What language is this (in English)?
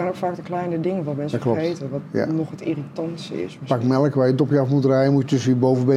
Dutch